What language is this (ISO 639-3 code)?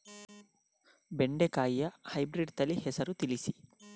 kan